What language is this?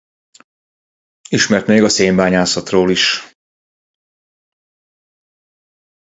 Hungarian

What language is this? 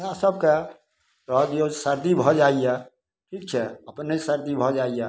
Maithili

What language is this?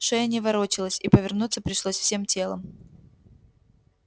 Russian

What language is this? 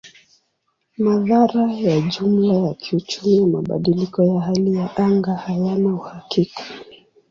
Swahili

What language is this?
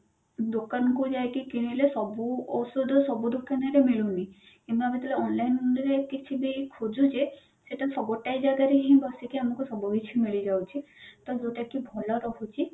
Odia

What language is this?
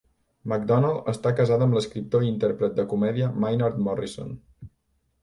Catalan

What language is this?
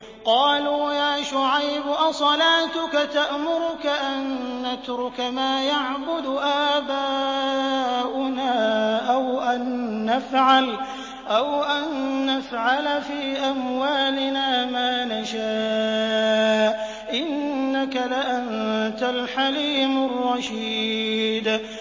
Arabic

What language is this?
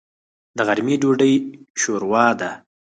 Pashto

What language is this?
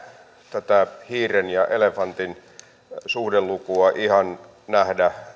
Finnish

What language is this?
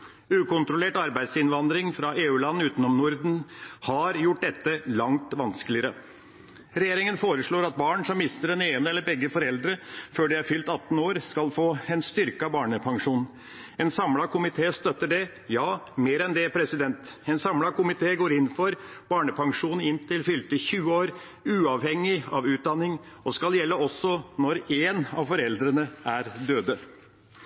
Norwegian Bokmål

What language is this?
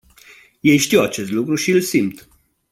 Romanian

